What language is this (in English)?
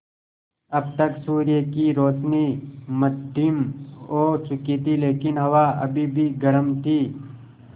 Hindi